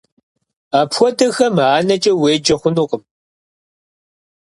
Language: Kabardian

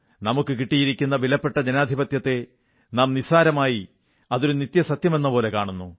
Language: Malayalam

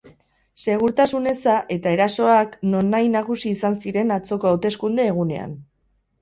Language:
Basque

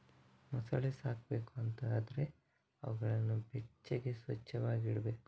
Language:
Kannada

